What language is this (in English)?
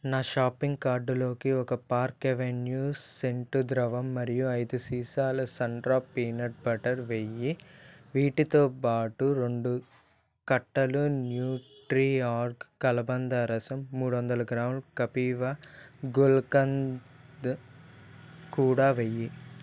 Telugu